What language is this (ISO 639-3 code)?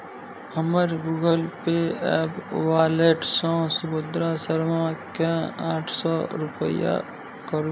mai